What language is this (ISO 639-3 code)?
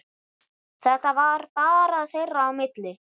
isl